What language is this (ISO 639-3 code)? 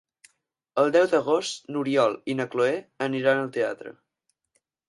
cat